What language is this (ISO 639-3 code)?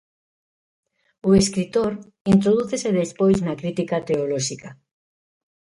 glg